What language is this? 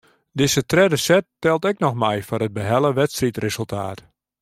Western Frisian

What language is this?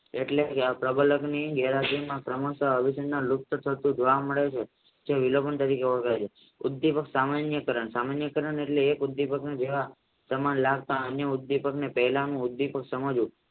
Gujarati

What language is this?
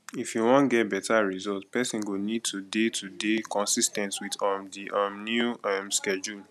Nigerian Pidgin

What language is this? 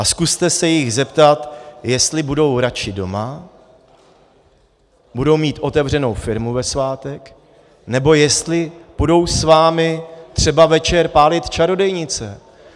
Czech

